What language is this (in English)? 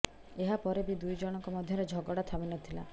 Odia